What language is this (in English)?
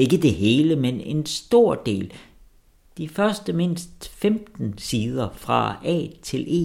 Danish